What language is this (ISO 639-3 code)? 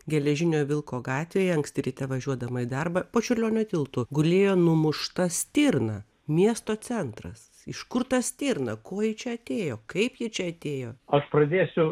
lit